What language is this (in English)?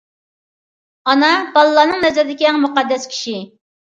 Uyghur